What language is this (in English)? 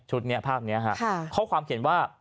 Thai